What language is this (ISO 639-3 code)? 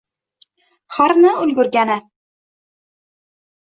uzb